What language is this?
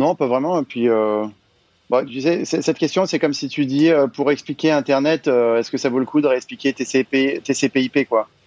French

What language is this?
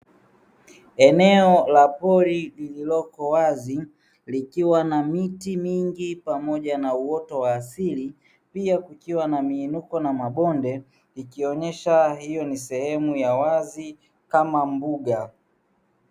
Swahili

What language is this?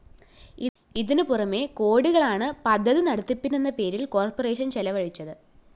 Malayalam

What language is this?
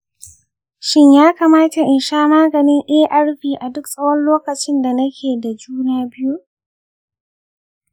Hausa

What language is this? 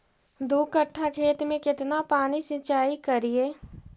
Magahi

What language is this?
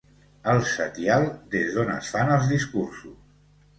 Catalan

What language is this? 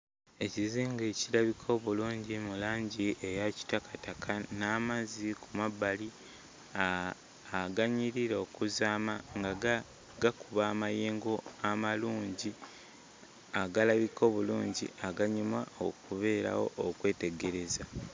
Ganda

